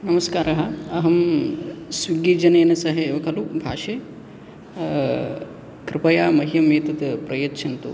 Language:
Sanskrit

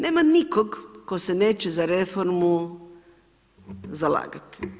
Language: Croatian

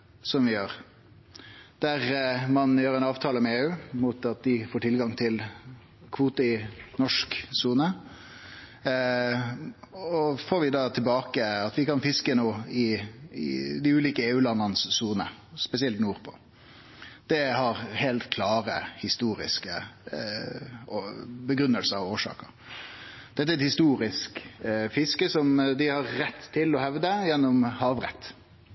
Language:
Norwegian Nynorsk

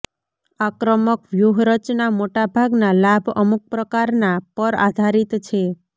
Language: Gujarati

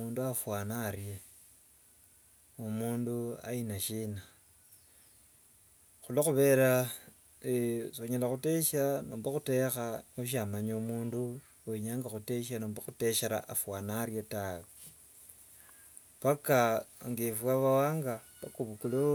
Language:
Wanga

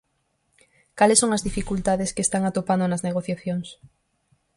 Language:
Galician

